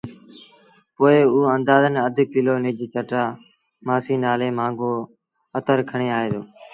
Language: Sindhi Bhil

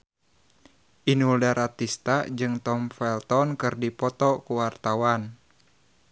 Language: Sundanese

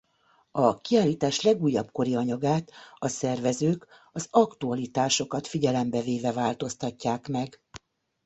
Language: Hungarian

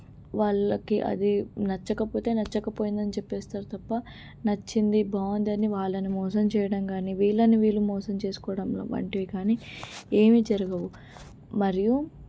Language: Telugu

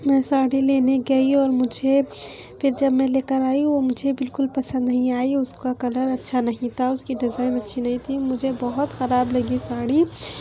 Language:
Urdu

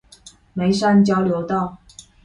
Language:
Chinese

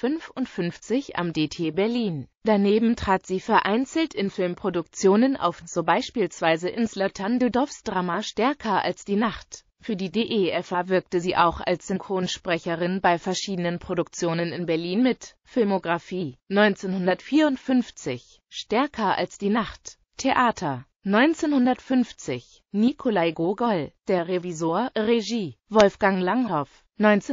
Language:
German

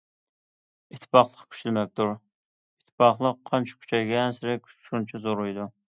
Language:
Uyghur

